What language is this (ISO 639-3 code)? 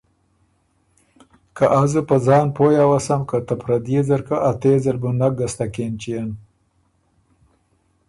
oru